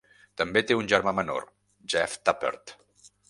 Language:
Catalan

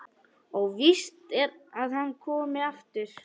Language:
Icelandic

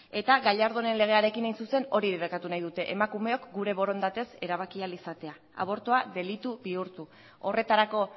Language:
Basque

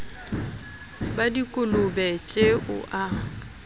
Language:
Southern Sotho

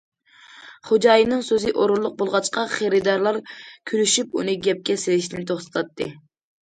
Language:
Uyghur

